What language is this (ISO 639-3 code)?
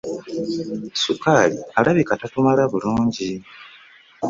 lug